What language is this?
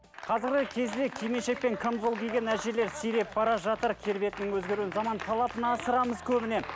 Kazakh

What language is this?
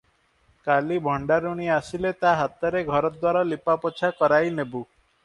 Odia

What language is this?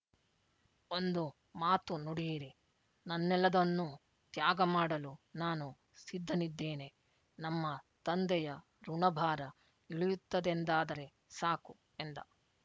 Kannada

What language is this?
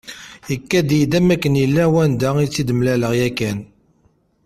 Kabyle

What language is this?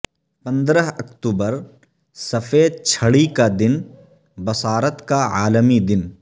Urdu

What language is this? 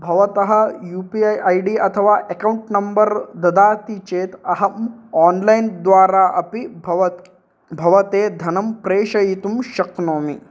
Sanskrit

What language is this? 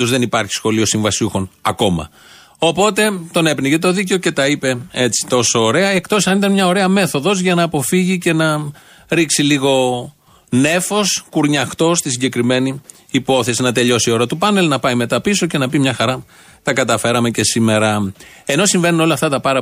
Greek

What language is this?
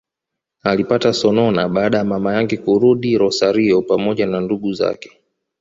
Swahili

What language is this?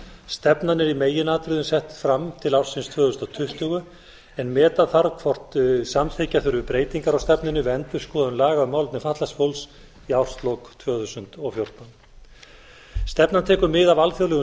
Icelandic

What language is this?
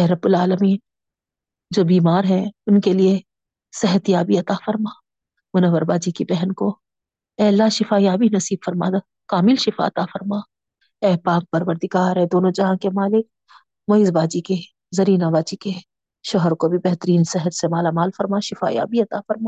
Urdu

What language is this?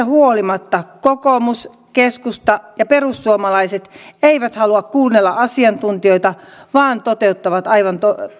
Finnish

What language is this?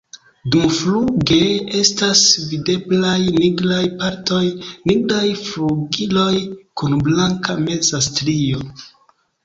Esperanto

